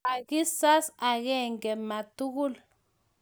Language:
Kalenjin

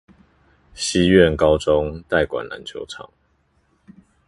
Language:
Chinese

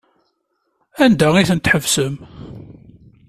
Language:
Kabyle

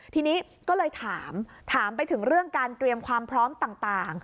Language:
Thai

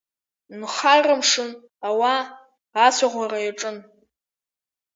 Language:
Abkhazian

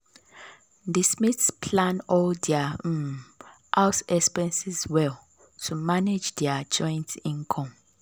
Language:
Nigerian Pidgin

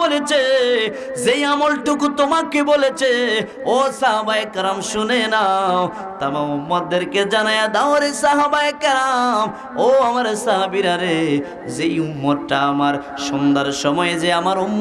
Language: Indonesian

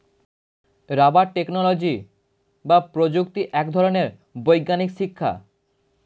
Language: Bangla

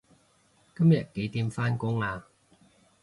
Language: Cantonese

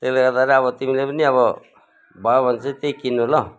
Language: Nepali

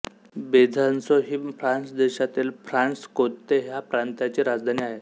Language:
Marathi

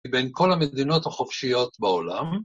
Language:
Hebrew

